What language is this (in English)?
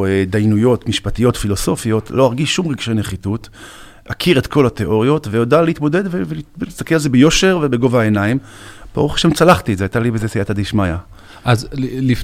Hebrew